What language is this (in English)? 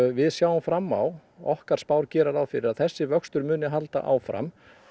Icelandic